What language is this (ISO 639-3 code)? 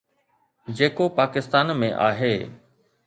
snd